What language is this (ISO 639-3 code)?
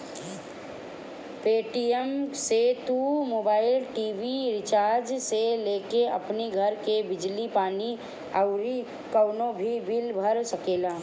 bho